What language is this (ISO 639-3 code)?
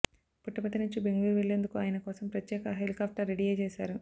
tel